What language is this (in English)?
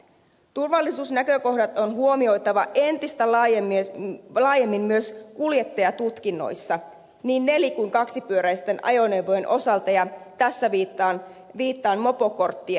Finnish